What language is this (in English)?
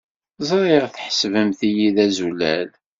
Kabyle